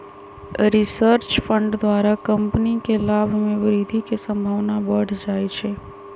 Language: Magahi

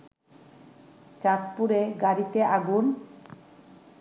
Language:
Bangla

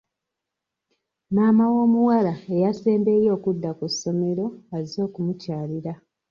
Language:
Ganda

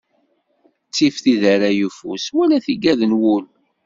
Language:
Kabyle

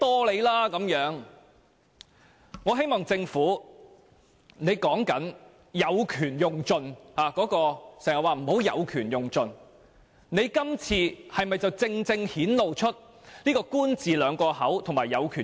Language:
Cantonese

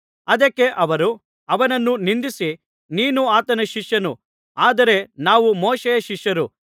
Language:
Kannada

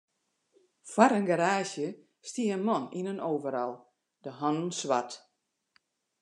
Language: Western Frisian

